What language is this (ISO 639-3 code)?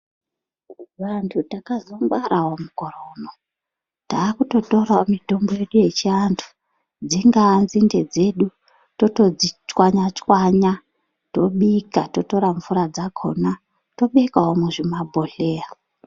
ndc